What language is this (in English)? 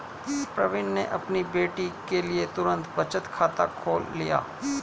Hindi